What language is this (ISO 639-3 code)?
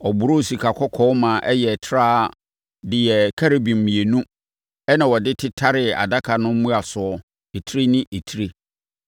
aka